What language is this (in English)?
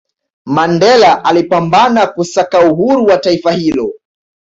Swahili